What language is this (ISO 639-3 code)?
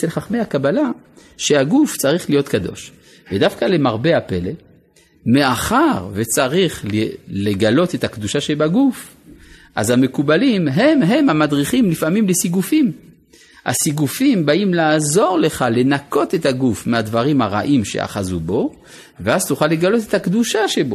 heb